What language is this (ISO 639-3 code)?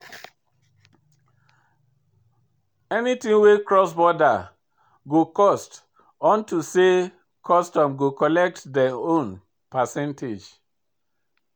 pcm